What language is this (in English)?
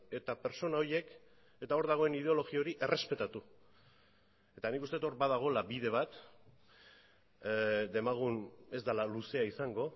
Basque